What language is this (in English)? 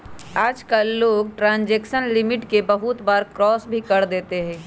Magahi